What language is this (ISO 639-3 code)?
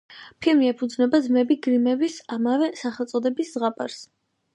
kat